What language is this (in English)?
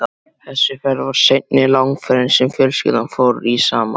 Icelandic